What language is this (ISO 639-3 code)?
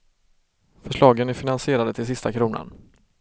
swe